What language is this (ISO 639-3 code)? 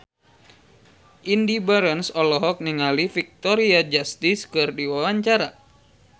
sun